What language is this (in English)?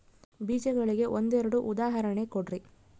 Kannada